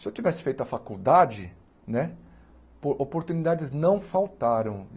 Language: Portuguese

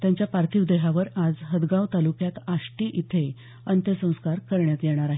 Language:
Marathi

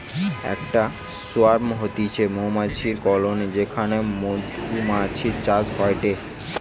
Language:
Bangla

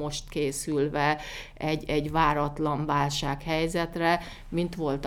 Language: Hungarian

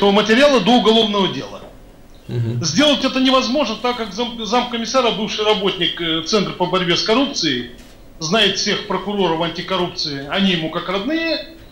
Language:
Romanian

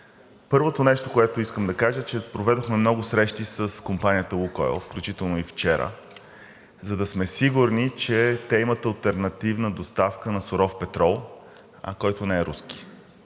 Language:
Bulgarian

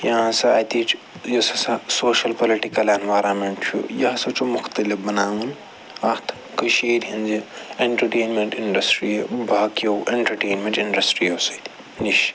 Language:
Kashmiri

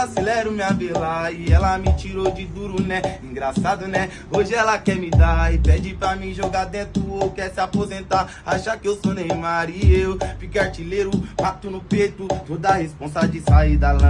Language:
Portuguese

